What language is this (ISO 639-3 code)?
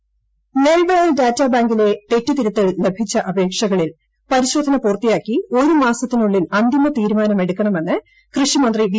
mal